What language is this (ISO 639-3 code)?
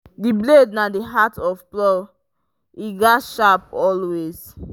pcm